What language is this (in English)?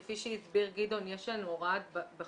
Hebrew